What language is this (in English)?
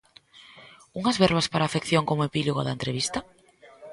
Galician